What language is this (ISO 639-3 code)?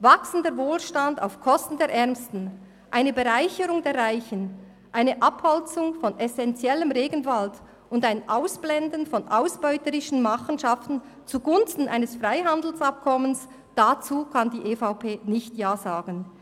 gsw